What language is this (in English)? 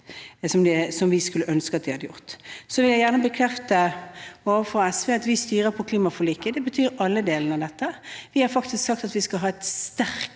Norwegian